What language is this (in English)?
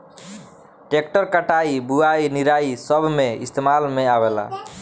Bhojpuri